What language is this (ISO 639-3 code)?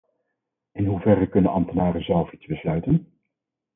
nld